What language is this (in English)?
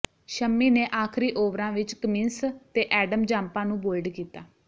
Punjabi